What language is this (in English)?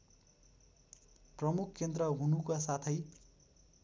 Nepali